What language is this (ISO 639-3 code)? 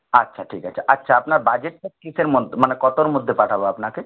ben